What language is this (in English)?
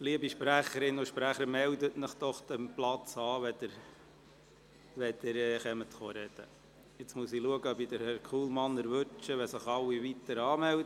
Swiss German